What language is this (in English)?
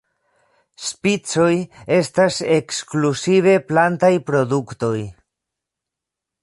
Esperanto